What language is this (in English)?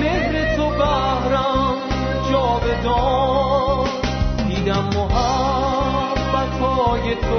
Persian